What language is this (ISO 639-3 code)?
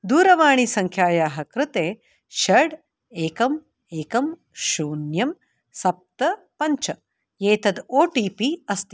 san